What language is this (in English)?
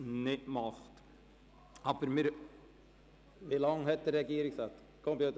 Swiss German